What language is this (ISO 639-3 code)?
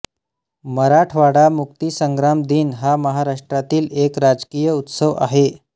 mar